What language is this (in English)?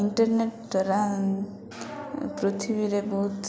Odia